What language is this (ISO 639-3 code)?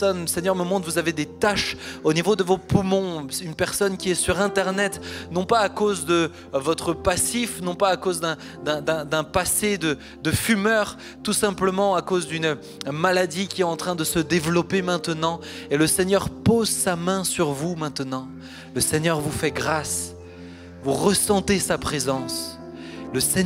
fra